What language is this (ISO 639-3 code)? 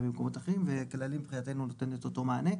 heb